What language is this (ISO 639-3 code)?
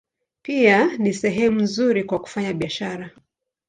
swa